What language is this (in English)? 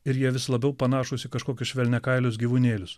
Lithuanian